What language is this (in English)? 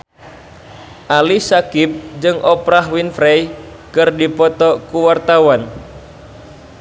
Sundanese